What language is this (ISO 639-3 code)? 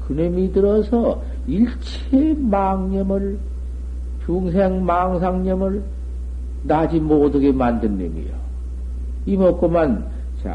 kor